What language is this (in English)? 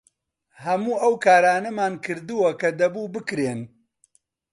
Central Kurdish